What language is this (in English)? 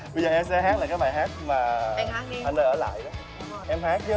Vietnamese